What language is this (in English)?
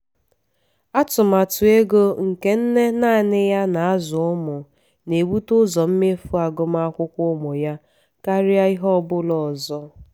Igbo